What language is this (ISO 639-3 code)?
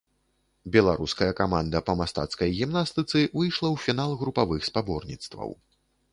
bel